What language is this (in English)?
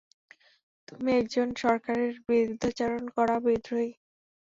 Bangla